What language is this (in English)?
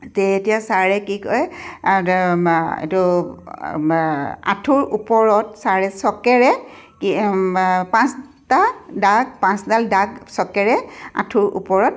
Assamese